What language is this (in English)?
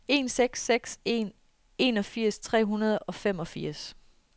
Danish